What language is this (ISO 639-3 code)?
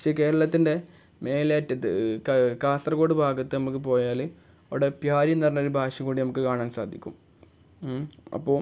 mal